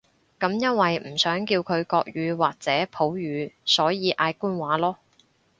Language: Cantonese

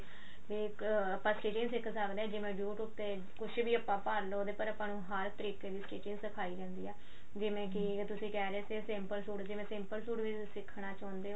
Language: Punjabi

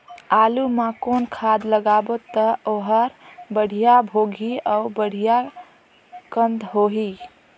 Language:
Chhattisgarhi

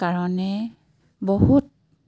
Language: Assamese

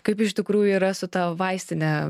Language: Lithuanian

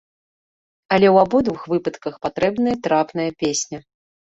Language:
Belarusian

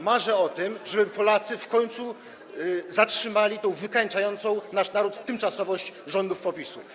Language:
Polish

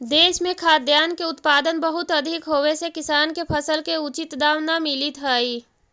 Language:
Magahi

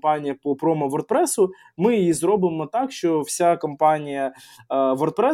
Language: Ukrainian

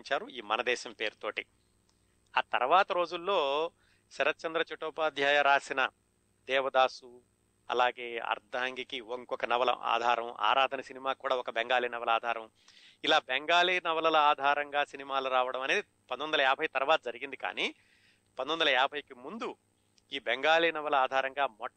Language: Telugu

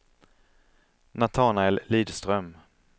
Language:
Swedish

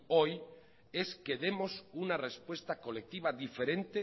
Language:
Spanish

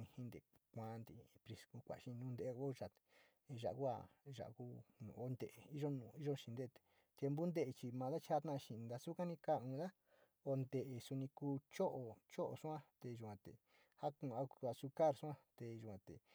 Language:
Sinicahua Mixtec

